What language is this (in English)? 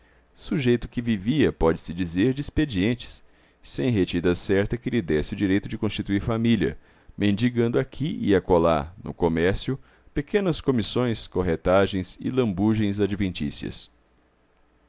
Portuguese